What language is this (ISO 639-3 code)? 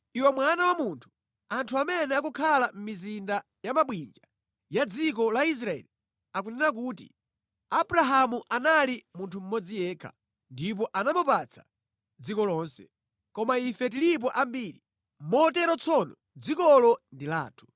nya